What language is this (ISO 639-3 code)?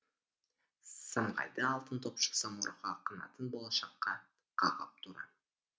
kaz